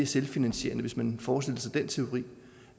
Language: Danish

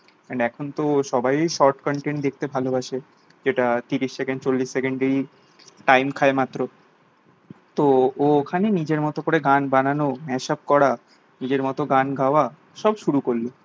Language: Bangla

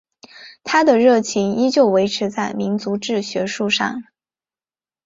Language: Chinese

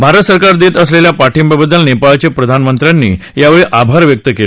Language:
Marathi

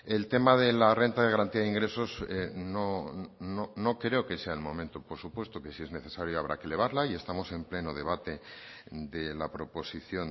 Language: Spanish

